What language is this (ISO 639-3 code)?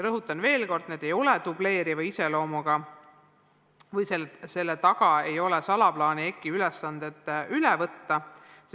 est